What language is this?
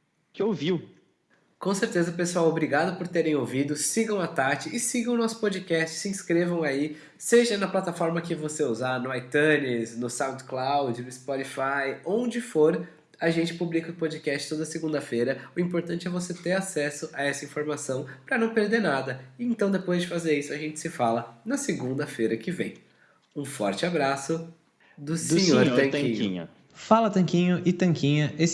Portuguese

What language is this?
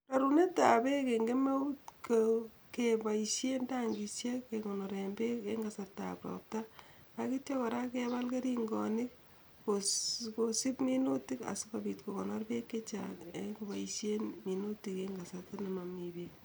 Kalenjin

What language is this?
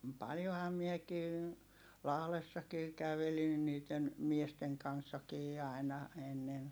Finnish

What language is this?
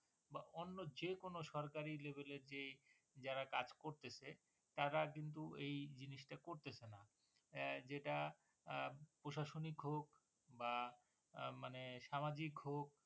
Bangla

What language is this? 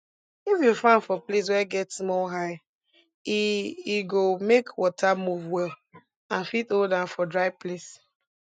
Nigerian Pidgin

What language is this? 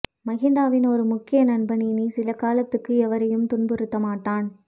Tamil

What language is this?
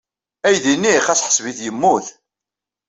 Kabyle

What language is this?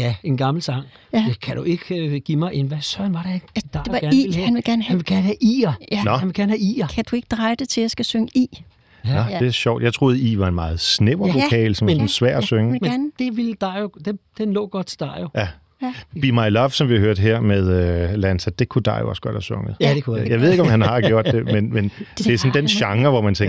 Danish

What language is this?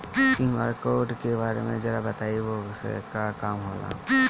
Bhojpuri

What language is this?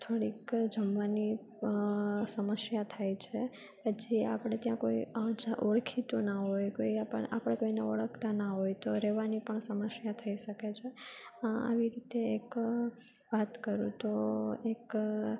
Gujarati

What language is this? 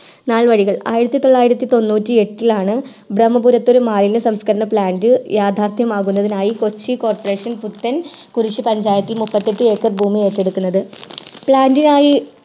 Malayalam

